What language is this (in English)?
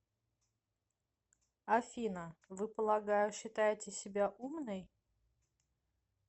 Russian